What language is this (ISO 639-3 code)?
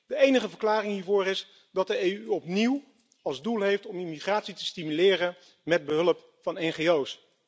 nld